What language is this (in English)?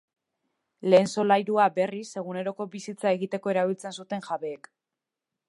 Basque